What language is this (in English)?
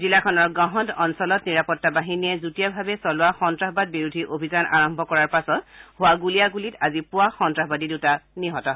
Assamese